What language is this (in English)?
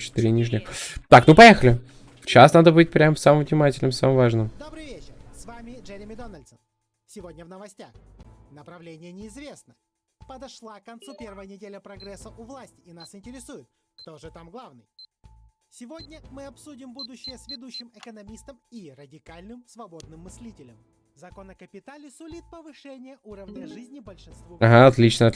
Russian